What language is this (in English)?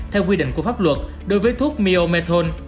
Vietnamese